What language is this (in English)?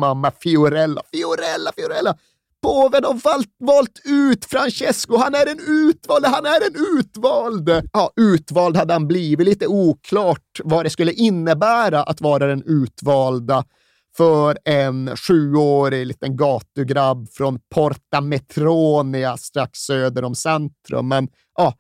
Swedish